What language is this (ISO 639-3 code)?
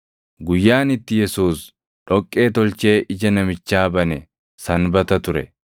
orm